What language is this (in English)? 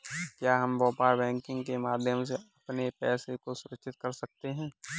Hindi